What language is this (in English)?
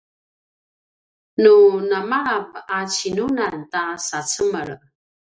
Paiwan